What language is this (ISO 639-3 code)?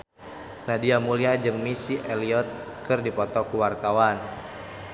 sun